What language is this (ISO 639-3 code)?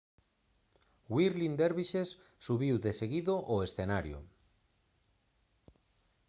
glg